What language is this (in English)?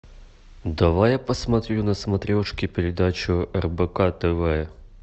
Russian